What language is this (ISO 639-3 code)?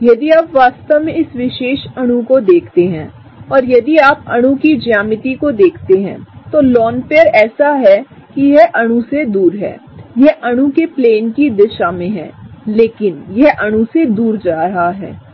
hin